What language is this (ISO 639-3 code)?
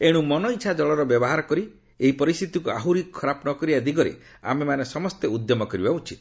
ori